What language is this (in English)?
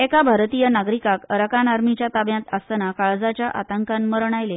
Konkani